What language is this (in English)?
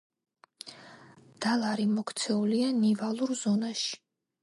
Georgian